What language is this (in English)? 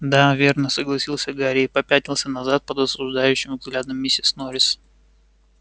Russian